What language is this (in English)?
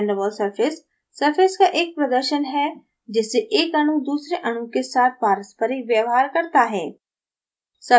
Hindi